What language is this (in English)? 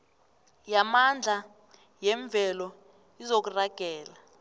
South Ndebele